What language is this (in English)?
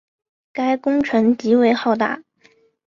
Chinese